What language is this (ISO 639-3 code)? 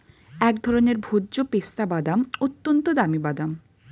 ben